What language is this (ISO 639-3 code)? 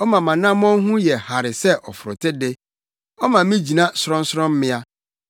aka